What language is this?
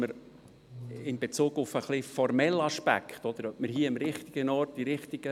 Swiss German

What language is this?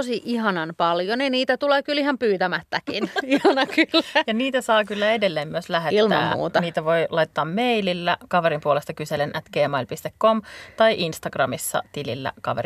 Finnish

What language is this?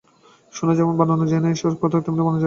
Bangla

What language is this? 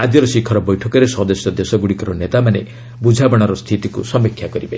Odia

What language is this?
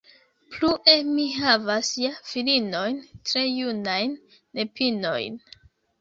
Esperanto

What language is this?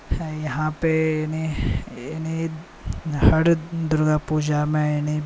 Maithili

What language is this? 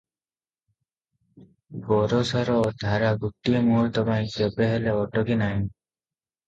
Odia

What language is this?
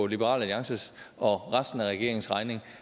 Danish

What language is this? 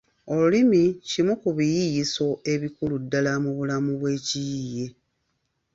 Ganda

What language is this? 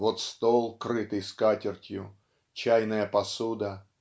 Russian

